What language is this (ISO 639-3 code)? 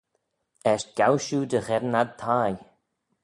glv